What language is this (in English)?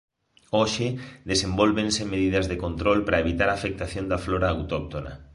Galician